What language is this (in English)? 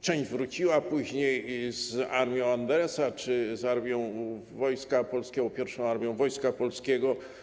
Polish